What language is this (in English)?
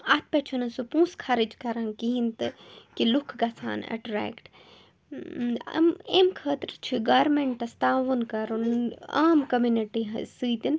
Kashmiri